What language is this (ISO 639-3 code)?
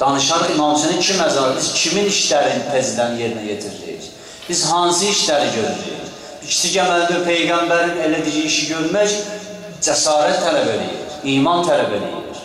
tur